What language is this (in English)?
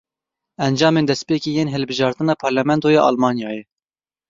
Kurdish